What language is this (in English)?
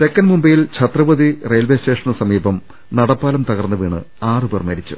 Malayalam